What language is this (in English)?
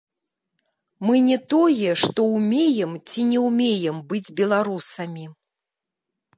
Belarusian